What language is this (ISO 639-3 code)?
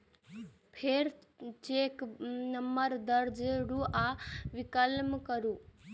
mai